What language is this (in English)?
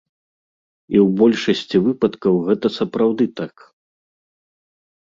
Belarusian